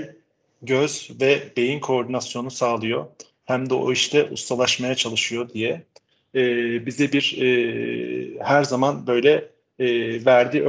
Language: Turkish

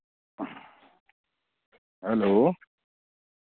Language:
Dogri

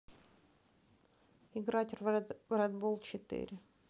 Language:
Russian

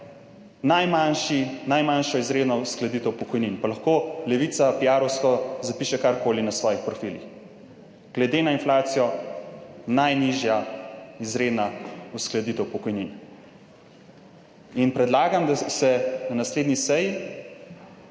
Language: Slovenian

